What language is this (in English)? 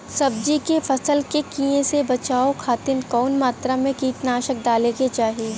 Bhojpuri